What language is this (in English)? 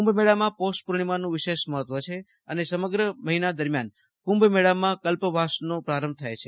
Gujarati